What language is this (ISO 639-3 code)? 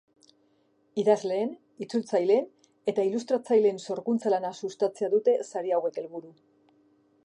eus